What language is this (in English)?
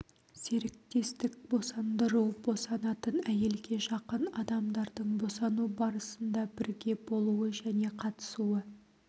Kazakh